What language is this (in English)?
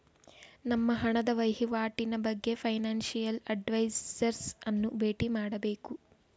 Kannada